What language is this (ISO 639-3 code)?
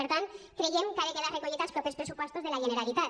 cat